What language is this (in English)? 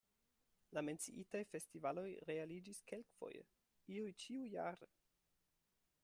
Esperanto